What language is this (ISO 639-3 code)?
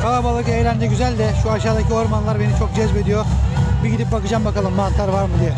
tur